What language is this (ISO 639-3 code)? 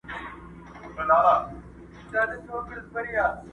pus